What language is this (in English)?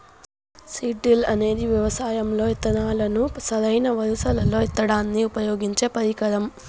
Telugu